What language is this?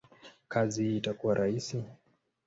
Swahili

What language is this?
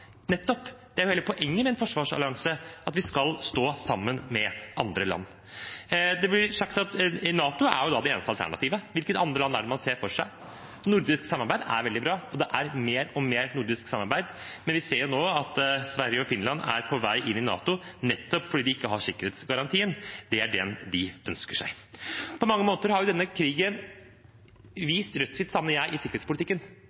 Norwegian Bokmål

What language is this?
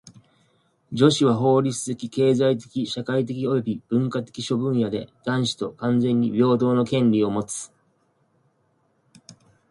Japanese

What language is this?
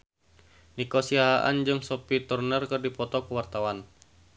Sundanese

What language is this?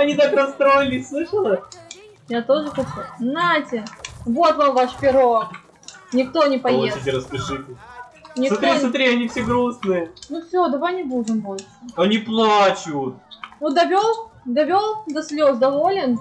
Russian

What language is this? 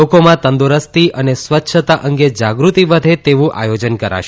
Gujarati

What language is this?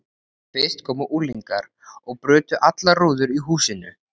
Icelandic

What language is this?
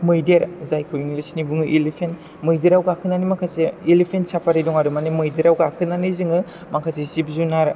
Bodo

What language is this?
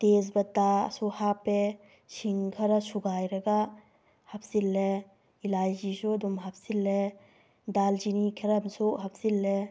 Manipuri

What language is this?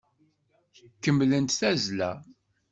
Kabyle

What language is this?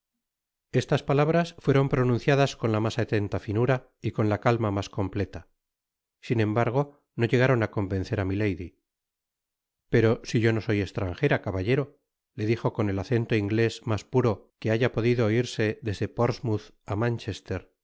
Spanish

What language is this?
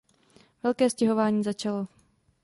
Czech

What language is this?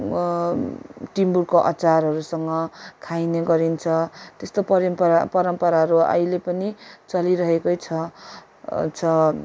Nepali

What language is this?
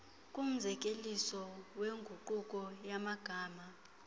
Xhosa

